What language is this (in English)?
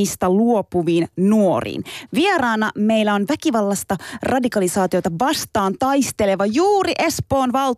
Finnish